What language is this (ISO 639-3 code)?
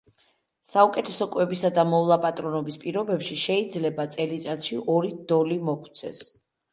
kat